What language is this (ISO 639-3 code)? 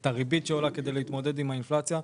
heb